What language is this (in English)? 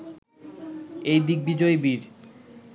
Bangla